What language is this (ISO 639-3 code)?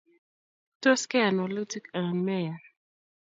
kln